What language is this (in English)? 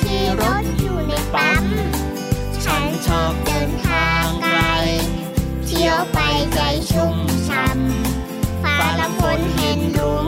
Thai